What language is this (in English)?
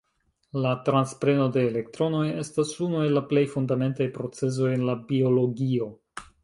Esperanto